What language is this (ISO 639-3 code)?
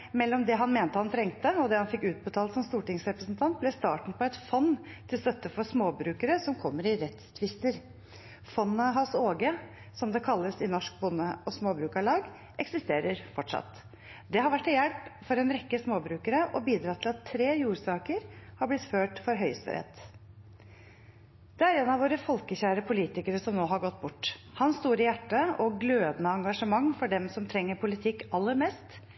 nob